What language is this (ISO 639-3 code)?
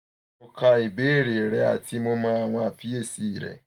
yor